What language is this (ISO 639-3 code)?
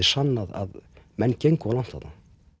isl